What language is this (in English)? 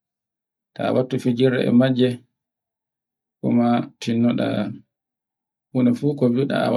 Borgu Fulfulde